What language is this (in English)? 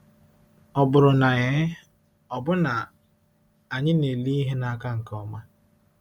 Igbo